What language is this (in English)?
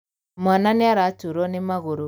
Kikuyu